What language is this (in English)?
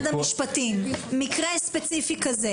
Hebrew